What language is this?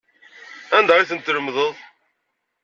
Kabyle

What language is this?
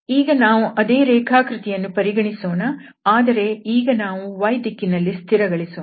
Kannada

